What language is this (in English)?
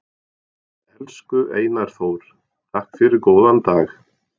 Icelandic